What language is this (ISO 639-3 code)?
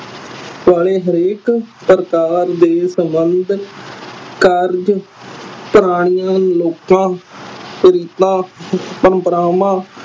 pan